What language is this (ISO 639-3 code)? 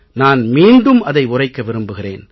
tam